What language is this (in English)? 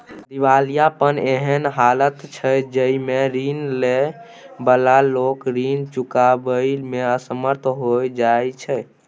Maithili